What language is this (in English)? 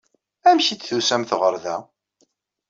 Kabyle